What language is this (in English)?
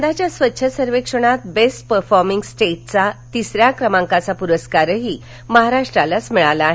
Marathi